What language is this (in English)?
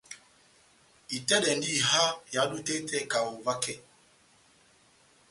Batanga